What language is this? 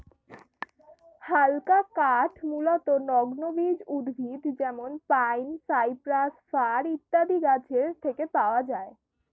Bangla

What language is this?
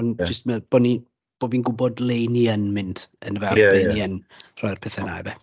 Welsh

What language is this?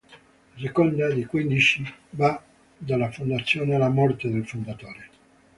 Italian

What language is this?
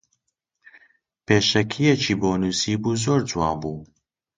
Central Kurdish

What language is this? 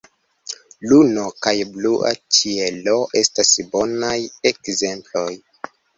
Esperanto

